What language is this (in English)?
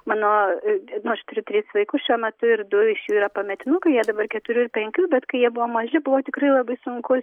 Lithuanian